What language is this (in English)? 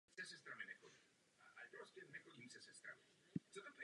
Czech